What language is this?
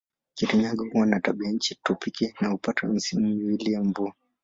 Swahili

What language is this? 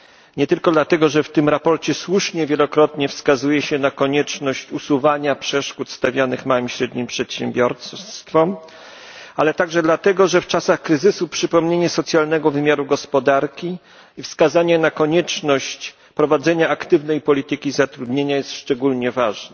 Polish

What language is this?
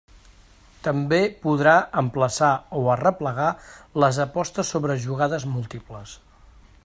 Catalan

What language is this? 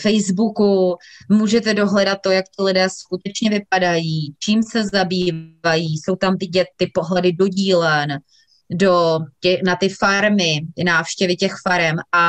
Czech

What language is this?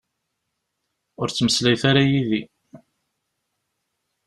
Kabyle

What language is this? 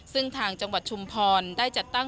Thai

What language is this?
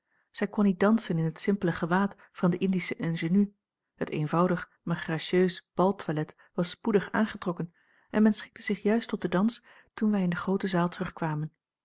Dutch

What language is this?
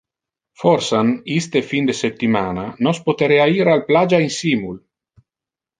Interlingua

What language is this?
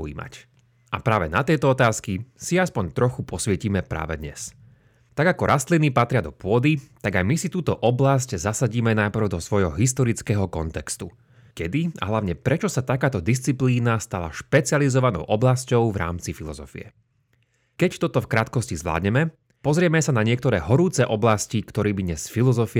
Slovak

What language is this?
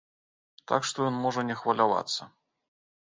Belarusian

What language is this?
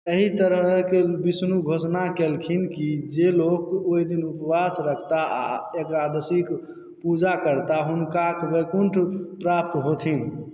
Maithili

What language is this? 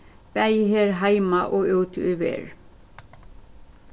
Faroese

